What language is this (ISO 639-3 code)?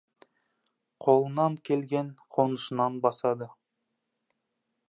kaz